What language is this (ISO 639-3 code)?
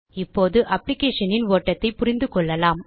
tam